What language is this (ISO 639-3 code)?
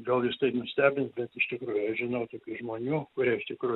lit